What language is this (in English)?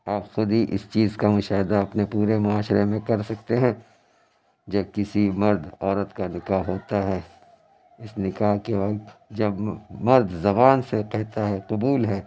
Urdu